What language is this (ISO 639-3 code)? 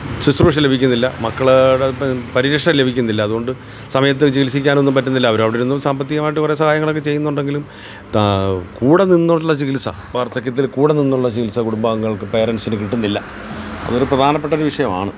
mal